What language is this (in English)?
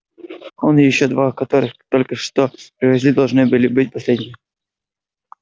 Russian